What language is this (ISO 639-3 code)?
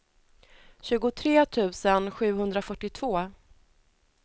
swe